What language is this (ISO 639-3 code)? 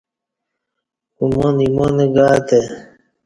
bsh